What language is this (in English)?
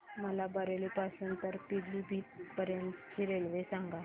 Marathi